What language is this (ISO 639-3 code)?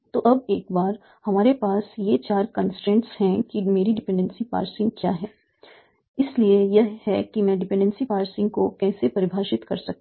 hin